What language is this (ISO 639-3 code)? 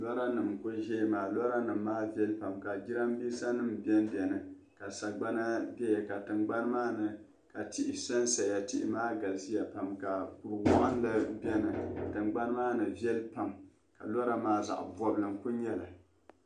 dag